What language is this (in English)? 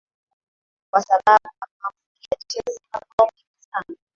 Swahili